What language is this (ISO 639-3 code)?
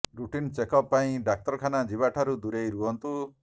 ori